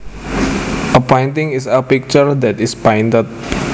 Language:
Javanese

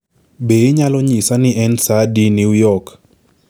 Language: Luo (Kenya and Tanzania)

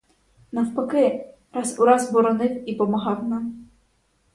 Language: Ukrainian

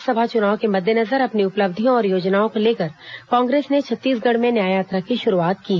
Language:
Hindi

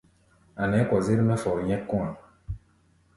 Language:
Gbaya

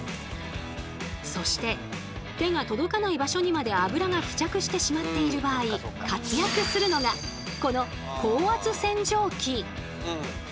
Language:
Japanese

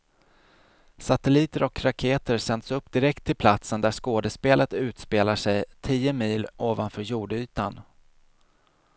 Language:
Swedish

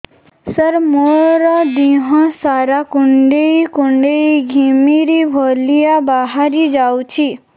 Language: Odia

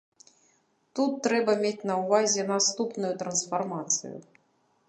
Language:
Belarusian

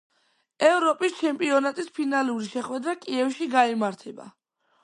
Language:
Georgian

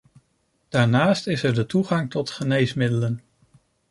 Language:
Dutch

